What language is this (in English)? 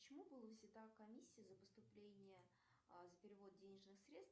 Russian